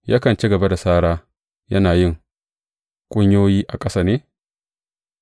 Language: Hausa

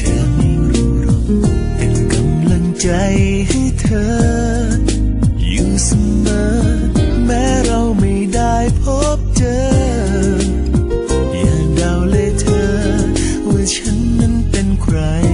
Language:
Thai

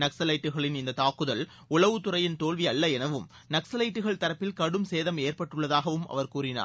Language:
Tamil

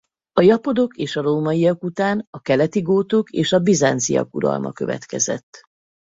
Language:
Hungarian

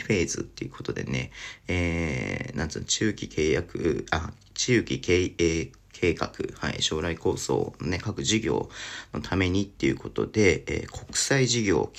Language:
Japanese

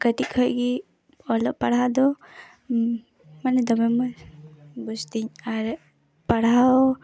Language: Santali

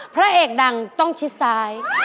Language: Thai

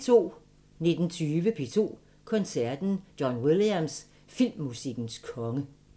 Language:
Danish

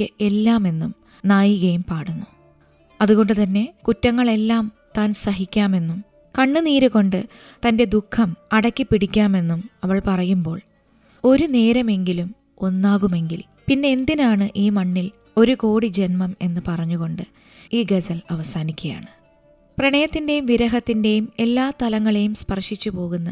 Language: Malayalam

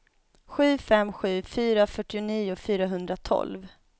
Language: Swedish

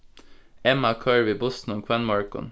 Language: Faroese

